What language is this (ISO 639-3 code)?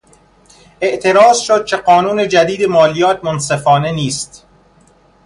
fas